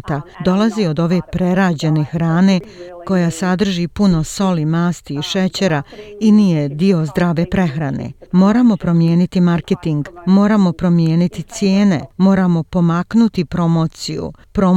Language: Croatian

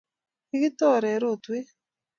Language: Kalenjin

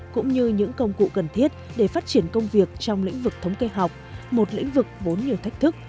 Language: Vietnamese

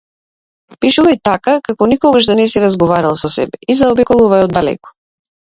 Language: Macedonian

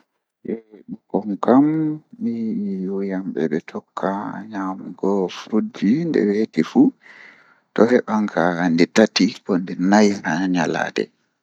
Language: Fula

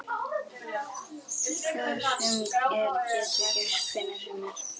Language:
Icelandic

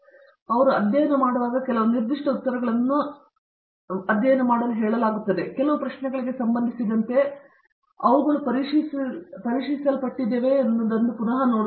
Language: Kannada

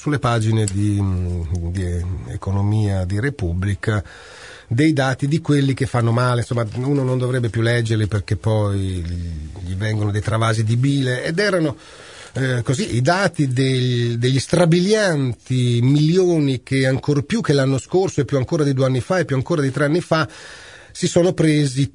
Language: Italian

